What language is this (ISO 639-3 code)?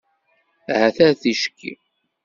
kab